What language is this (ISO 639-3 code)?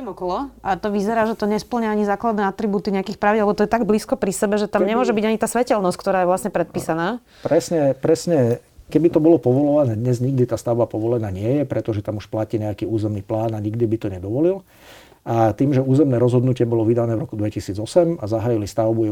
slk